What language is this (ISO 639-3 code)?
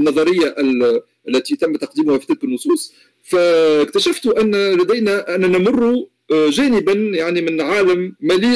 ara